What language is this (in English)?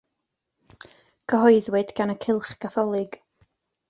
Welsh